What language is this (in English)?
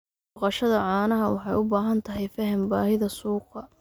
Somali